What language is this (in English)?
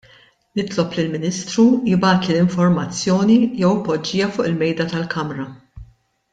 Maltese